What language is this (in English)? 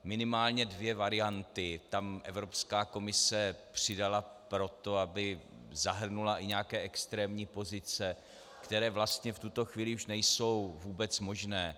Czech